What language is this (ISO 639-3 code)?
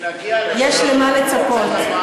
heb